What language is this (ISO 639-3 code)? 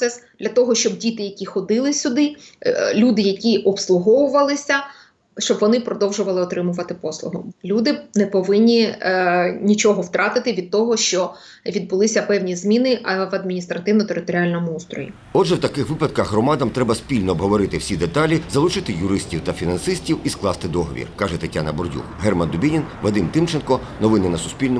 ukr